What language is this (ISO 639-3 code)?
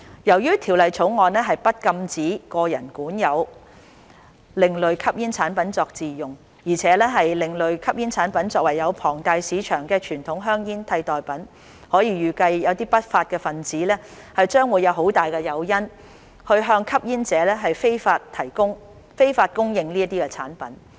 yue